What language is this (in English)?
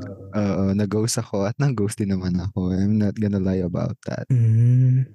Filipino